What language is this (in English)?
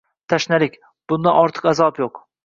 Uzbek